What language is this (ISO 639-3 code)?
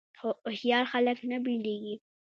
pus